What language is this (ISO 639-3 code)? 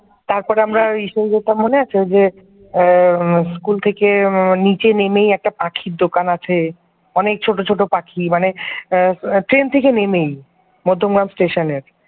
ben